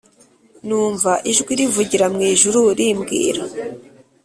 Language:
Kinyarwanda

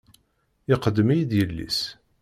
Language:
Kabyle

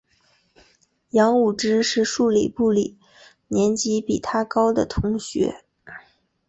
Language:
Chinese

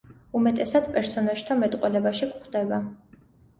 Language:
Georgian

